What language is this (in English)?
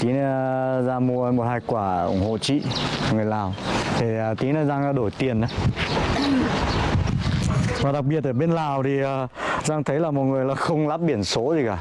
Vietnamese